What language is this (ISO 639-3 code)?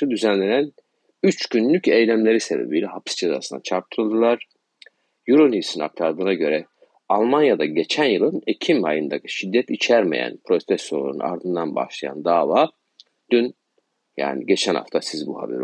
tur